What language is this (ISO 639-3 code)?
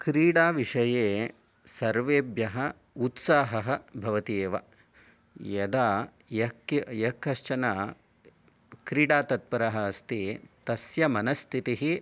san